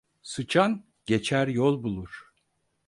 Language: Turkish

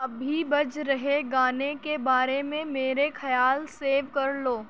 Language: Urdu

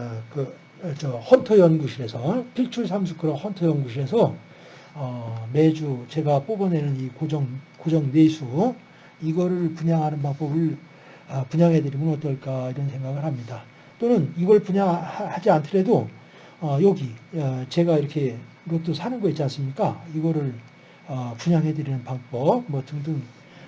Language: Korean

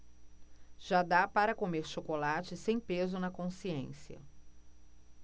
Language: Portuguese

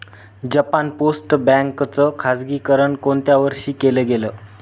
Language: Marathi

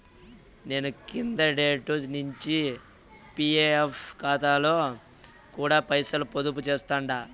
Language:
Telugu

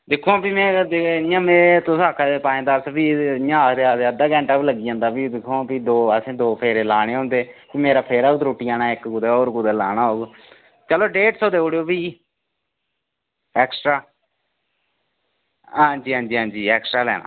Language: Dogri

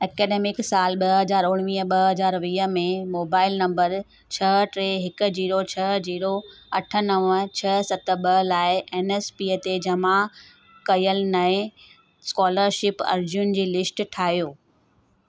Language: Sindhi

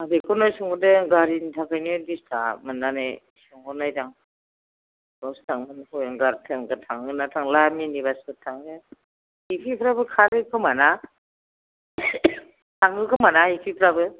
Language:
Bodo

